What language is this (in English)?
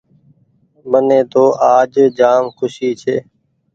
Goaria